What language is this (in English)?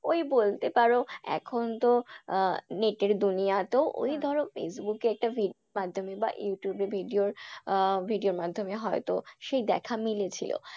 Bangla